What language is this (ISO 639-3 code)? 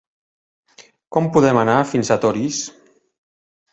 cat